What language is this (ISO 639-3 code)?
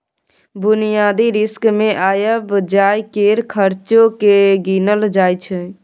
mai